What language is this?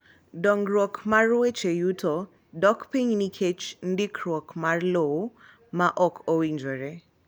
Luo (Kenya and Tanzania)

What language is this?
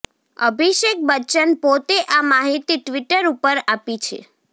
Gujarati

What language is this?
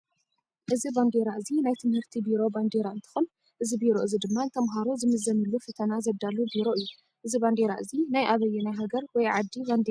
Tigrinya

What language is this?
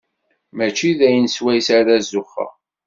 Kabyle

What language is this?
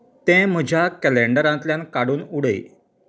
Konkani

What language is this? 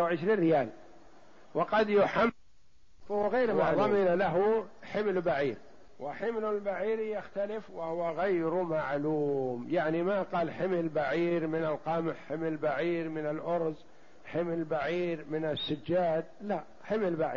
Arabic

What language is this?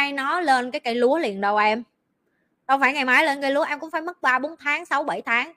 Vietnamese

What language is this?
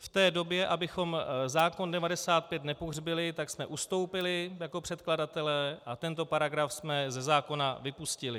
Czech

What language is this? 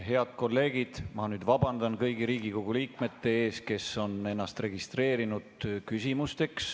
Estonian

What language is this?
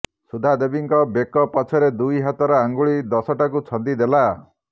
Odia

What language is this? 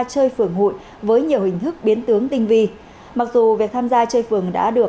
Vietnamese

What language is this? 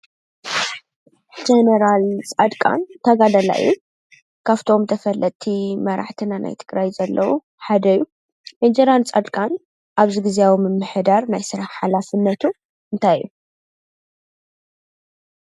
Tigrinya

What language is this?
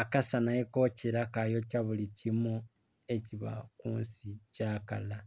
Soga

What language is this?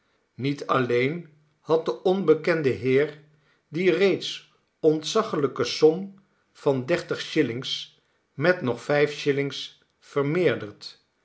Dutch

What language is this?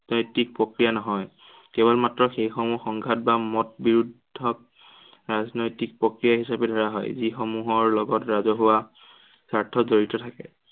Assamese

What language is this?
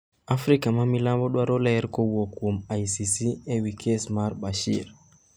Luo (Kenya and Tanzania)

